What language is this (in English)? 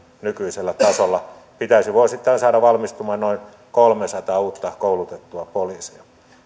Finnish